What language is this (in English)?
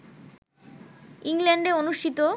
Bangla